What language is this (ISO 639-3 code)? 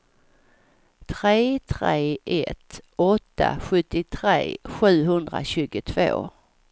swe